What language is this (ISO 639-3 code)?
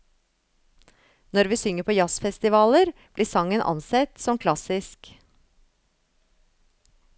nor